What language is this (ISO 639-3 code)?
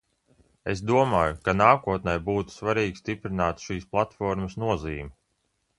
lav